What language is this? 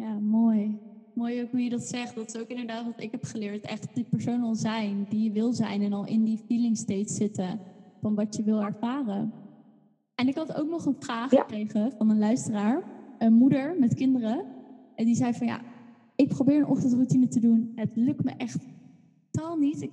Dutch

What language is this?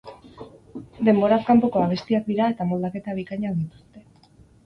Basque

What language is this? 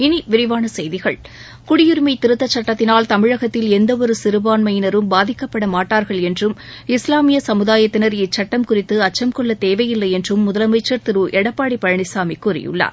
Tamil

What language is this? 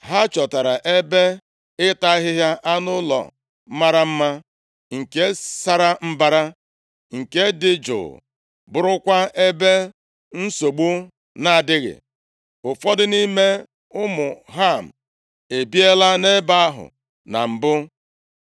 Igbo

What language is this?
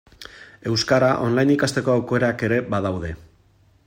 Basque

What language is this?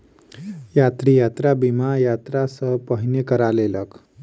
Maithili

